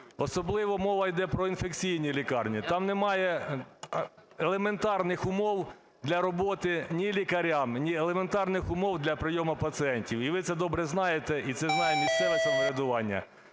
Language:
Ukrainian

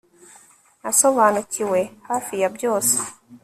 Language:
Kinyarwanda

